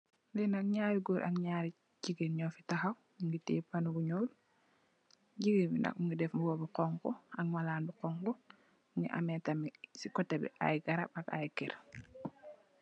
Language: Wolof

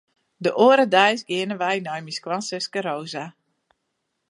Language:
Western Frisian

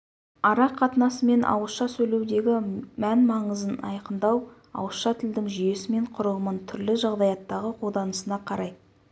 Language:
Kazakh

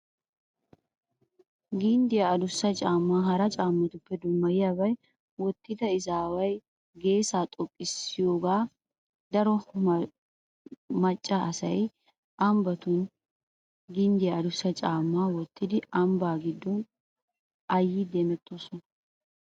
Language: Wolaytta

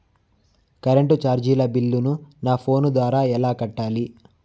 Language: Telugu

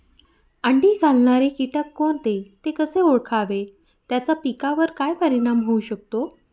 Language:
Marathi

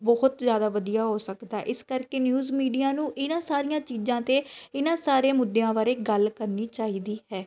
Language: Punjabi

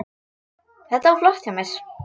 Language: Icelandic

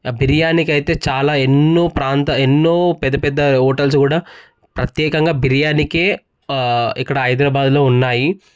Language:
Telugu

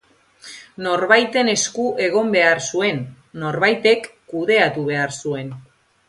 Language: Basque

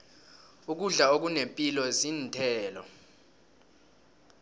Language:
South Ndebele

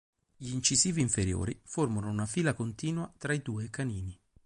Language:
Italian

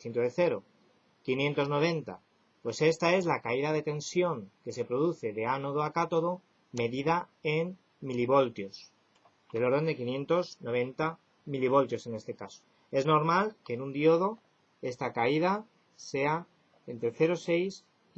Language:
Spanish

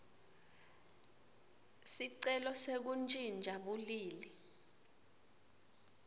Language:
Swati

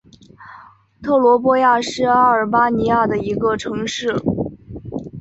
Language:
Chinese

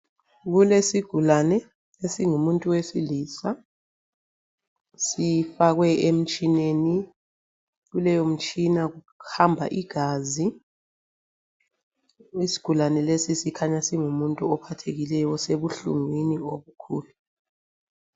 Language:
North Ndebele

